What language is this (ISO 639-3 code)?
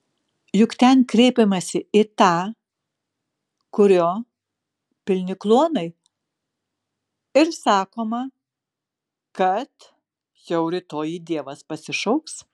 lit